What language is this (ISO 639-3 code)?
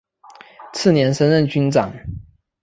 zho